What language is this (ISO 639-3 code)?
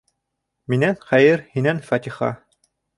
bak